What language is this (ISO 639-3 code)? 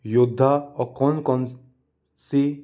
hin